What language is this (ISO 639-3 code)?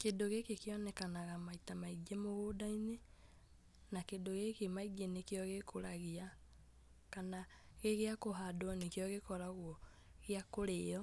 kik